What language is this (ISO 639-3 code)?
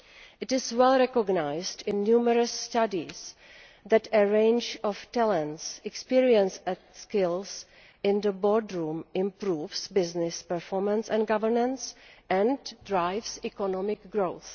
eng